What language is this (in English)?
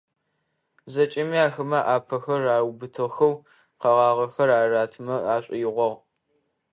Adyghe